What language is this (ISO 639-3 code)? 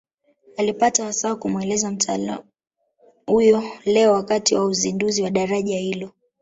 swa